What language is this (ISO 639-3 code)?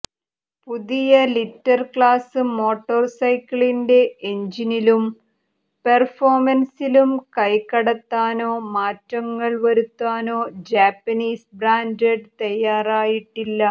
mal